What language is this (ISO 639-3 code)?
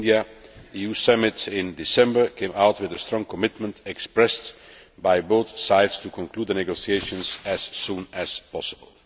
eng